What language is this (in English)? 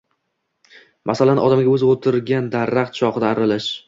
Uzbek